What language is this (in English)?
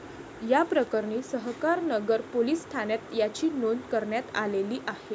Marathi